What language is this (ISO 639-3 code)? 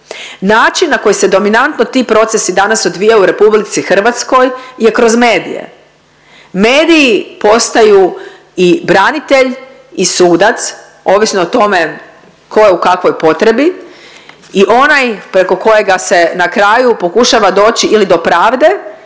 hrv